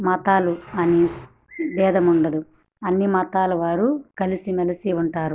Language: Telugu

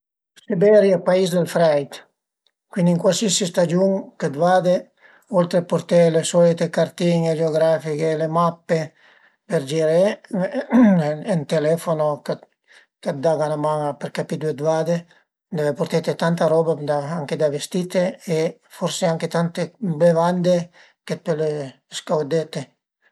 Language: Piedmontese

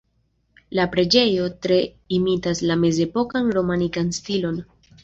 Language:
Esperanto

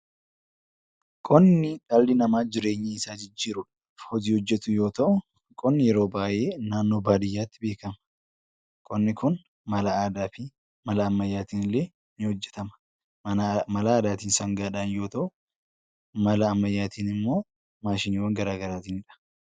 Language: Oromo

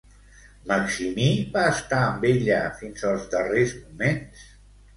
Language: Catalan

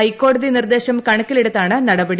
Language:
Malayalam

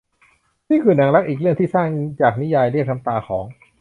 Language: Thai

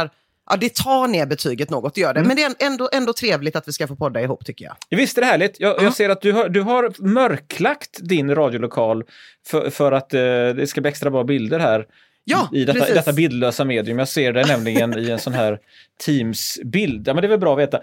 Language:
Swedish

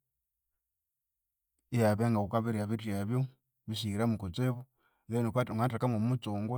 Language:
Konzo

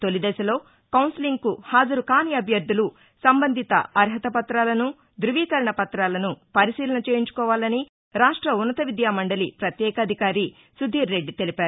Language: Telugu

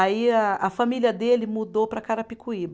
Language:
Portuguese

